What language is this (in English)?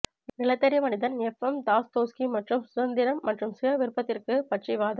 Tamil